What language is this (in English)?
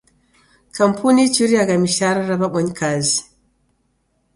Taita